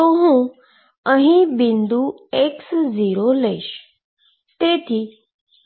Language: Gujarati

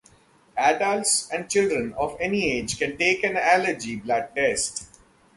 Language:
English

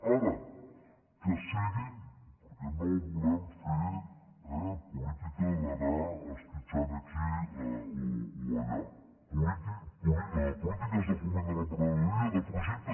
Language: Catalan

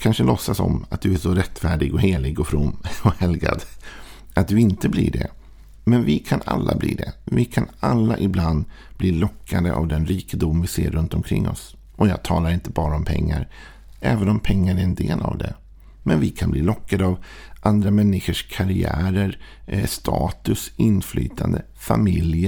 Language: Swedish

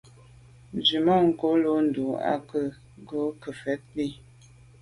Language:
Medumba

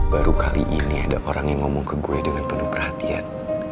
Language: Indonesian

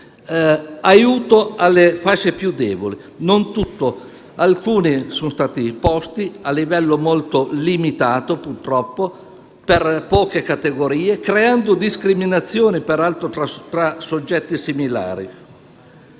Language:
Italian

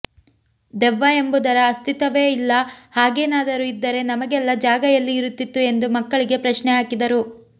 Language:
Kannada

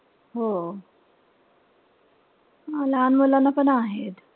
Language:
Marathi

